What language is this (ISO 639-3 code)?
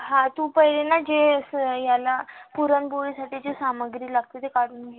mar